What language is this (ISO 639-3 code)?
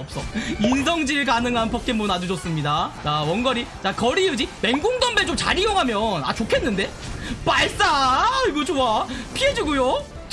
kor